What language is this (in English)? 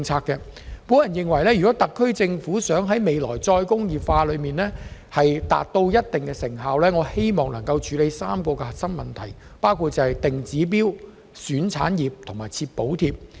Cantonese